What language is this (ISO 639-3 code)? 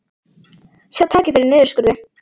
isl